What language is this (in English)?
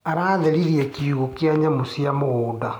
Kikuyu